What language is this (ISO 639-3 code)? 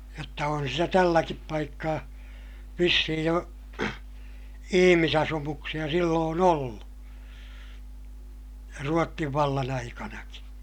fin